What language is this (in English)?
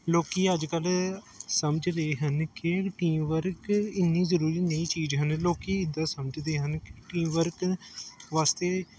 Punjabi